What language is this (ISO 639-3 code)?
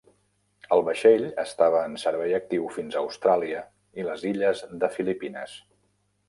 cat